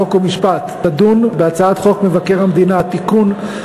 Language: Hebrew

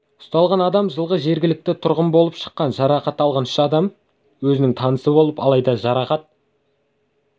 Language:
Kazakh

